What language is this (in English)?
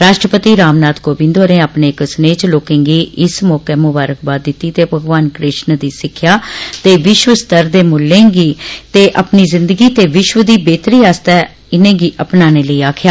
Dogri